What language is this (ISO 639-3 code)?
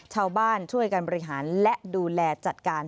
tha